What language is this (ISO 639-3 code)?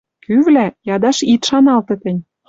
mrj